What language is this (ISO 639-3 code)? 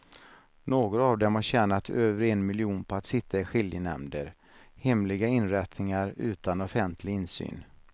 swe